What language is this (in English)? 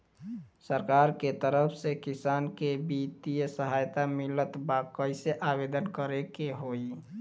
Bhojpuri